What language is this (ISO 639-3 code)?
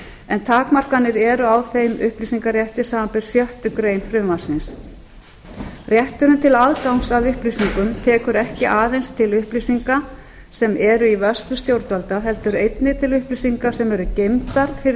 isl